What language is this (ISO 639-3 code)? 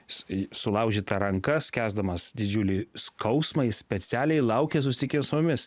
lit